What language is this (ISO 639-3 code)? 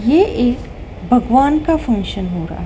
hin